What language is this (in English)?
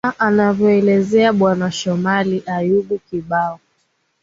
Swahili